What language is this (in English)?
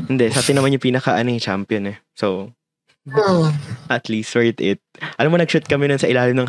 Filipino